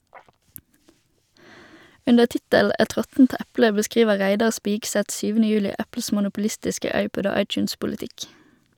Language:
Norwegian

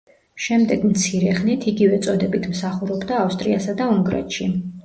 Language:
Georgian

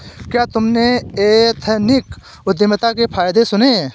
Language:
Hindi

